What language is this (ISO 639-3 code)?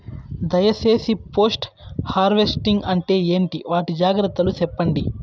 tel